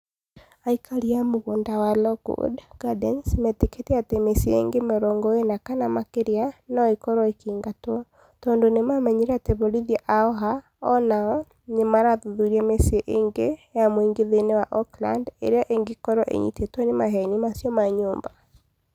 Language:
Kikuyu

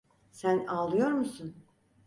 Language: Turkish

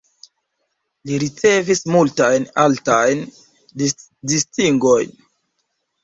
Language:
Esperanto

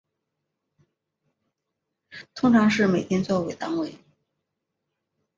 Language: Chinese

